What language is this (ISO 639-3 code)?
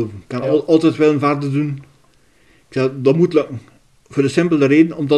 nld